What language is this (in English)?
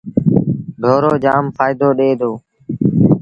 Sindhi Bhil